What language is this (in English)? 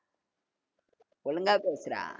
Tamil